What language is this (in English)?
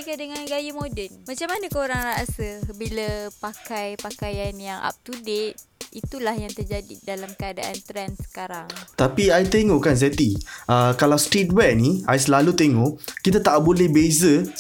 Malay